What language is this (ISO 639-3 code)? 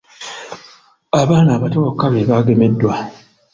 lug